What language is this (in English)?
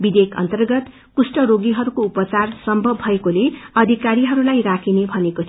Nepali